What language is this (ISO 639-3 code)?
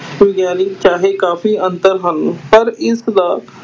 pan